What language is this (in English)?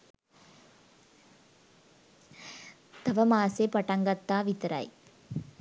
Sinhala